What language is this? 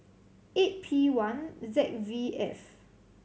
English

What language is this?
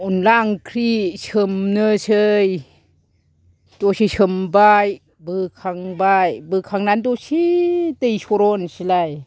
Bodo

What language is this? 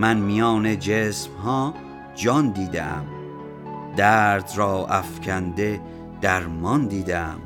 Persian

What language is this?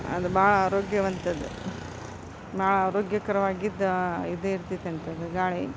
Kannada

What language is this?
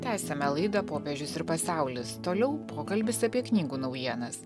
Lithuanian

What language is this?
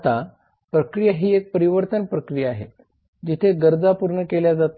Marathi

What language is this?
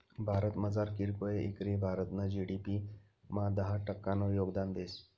Marathi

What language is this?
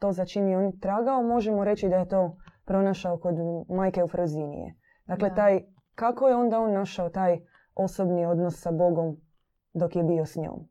Croatian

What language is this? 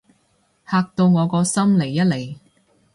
Cantonese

